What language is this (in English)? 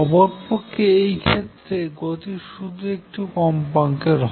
Bangla